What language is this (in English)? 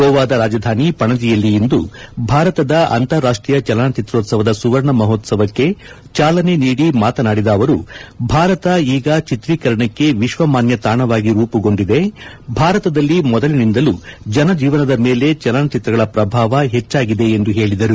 Kannada